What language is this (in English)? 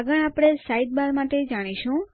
Gujarati